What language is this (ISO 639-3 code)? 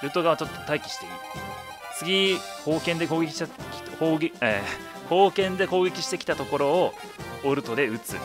jpn